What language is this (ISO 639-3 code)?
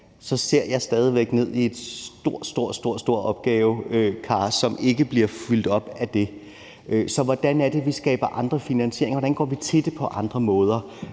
dan